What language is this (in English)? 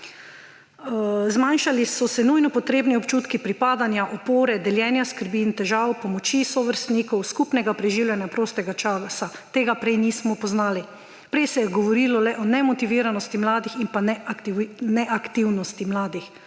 Slovenian